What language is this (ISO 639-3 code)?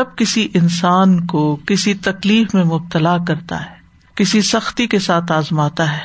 urd